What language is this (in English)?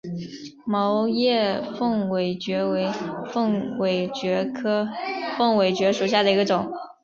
Chinese